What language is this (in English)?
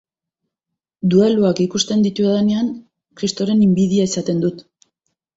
Basque